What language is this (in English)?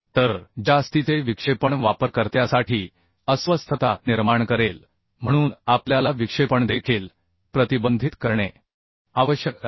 Marathi